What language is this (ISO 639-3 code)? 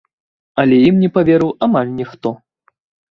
bel